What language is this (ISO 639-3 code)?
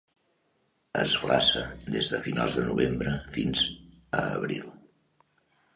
cat